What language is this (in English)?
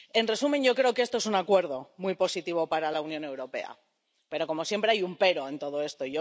Spanish